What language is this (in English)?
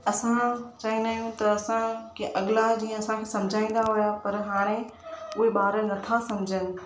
Sindhi